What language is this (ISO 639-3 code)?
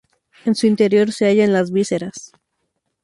spa